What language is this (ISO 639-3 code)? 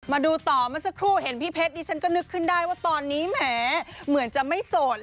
tha